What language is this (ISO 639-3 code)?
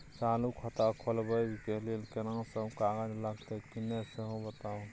mai